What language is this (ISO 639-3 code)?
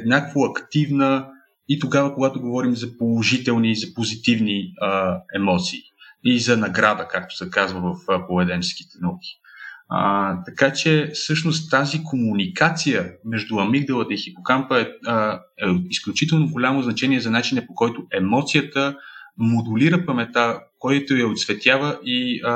bul